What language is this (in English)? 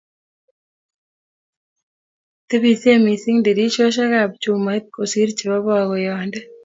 Kalenjin